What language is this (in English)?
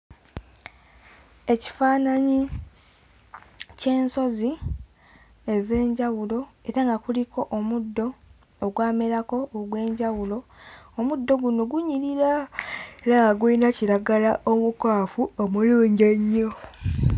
Ganda